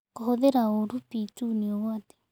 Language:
Kikuyu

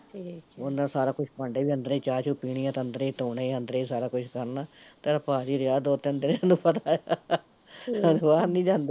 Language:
Punjabi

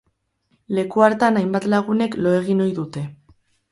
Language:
Basque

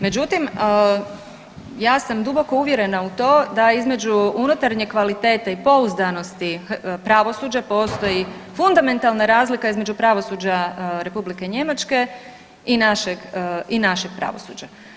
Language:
Croatian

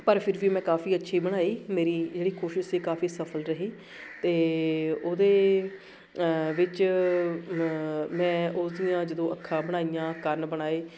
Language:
Punjabi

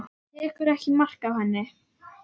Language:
Icelandic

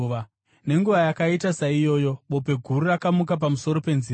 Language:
Shona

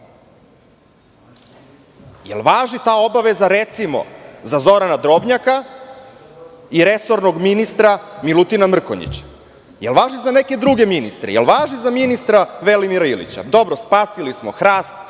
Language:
Serbian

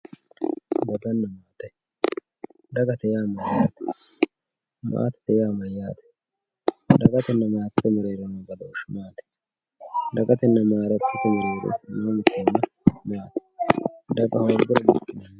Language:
Sidamo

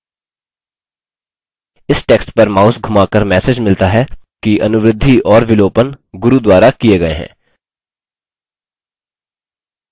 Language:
Hindi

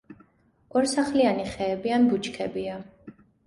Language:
Georgian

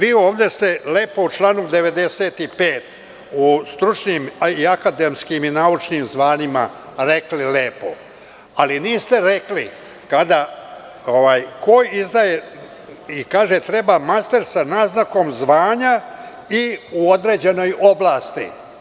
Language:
Serbian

